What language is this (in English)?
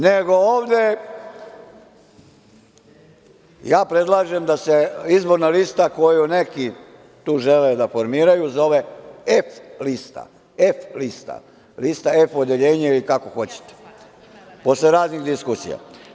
Serbian